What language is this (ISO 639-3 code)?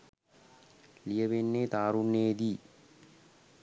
sin